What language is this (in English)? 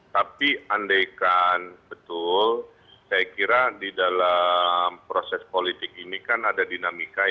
Indonesian